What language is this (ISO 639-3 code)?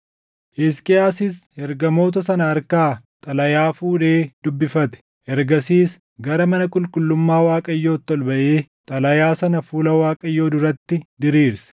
orm